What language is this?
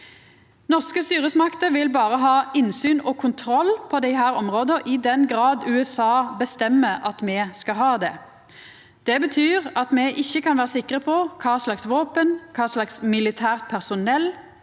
Norwegian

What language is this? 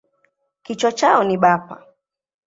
Swahili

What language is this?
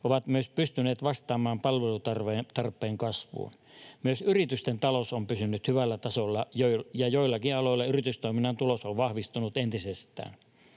Finnish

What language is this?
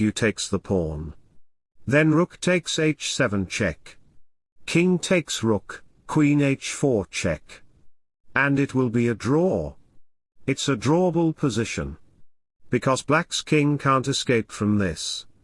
English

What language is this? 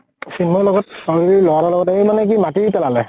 Assamese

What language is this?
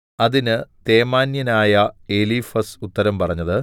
Malayalam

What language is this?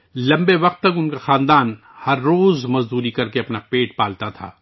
Urdu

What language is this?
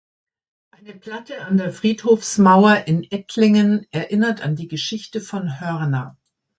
German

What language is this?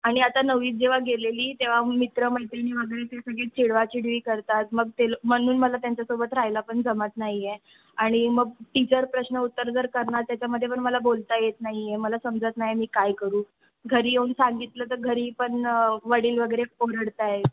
Marathi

